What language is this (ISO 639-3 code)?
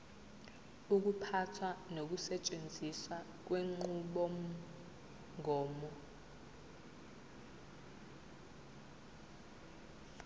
zul